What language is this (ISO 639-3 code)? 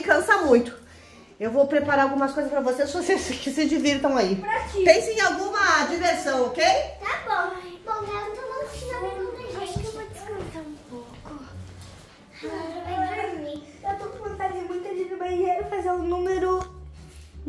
por